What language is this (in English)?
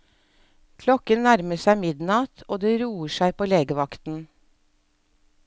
Norwegian